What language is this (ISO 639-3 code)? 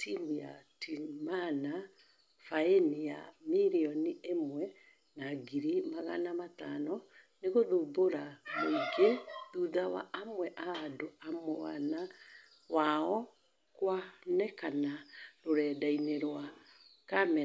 kik